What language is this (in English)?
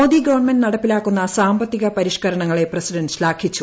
Malayalam